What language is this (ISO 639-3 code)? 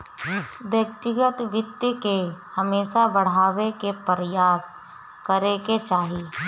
bho